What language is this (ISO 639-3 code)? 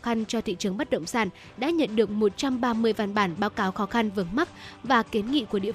vie